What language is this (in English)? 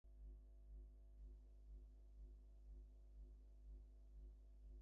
Bangla